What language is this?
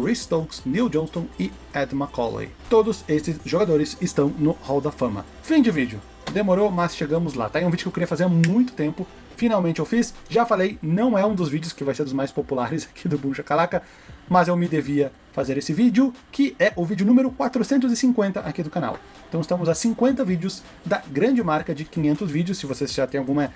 Portuguese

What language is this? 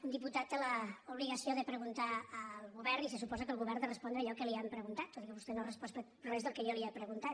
Catalan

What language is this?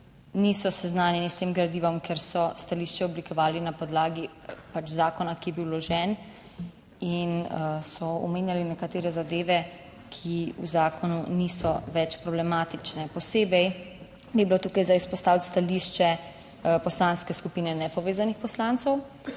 Slovenian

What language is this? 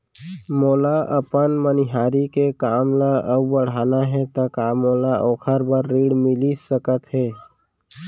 Chhattisgarhi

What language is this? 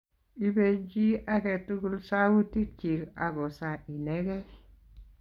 Kalenjin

